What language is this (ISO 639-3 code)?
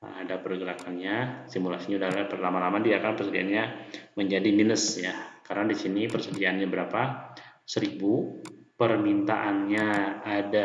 ind